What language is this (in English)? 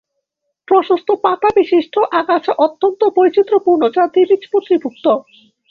Bangla